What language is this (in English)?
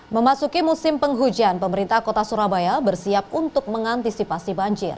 Indonesian